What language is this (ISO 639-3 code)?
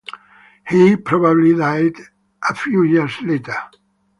eng